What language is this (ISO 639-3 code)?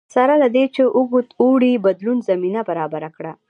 pus